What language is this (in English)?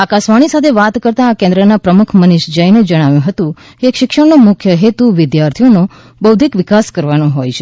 Gujarati